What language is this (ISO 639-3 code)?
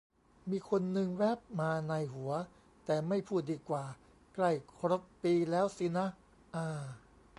tha